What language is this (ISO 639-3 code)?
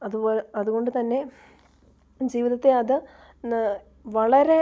mal